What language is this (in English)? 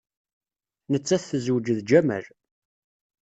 Kabyle